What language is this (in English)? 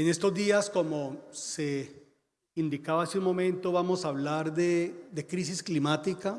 Spanish